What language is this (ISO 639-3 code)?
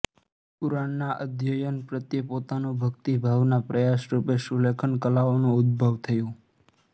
guj